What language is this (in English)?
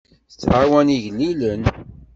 Kabyle